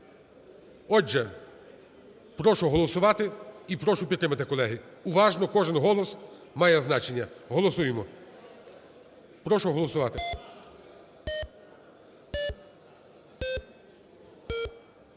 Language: Ukrainian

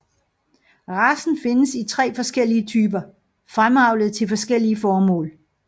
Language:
Danish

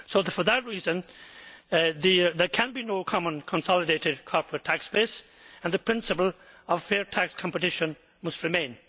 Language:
English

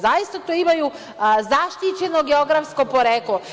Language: Serbian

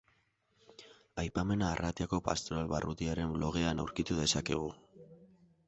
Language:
Basque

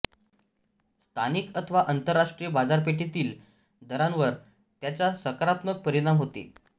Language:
Marathi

